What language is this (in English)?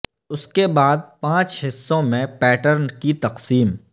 Urdu